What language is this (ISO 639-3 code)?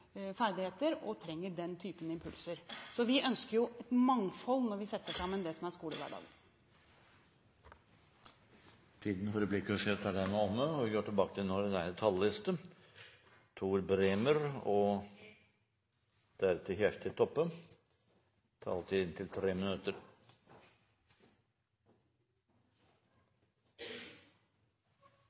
nor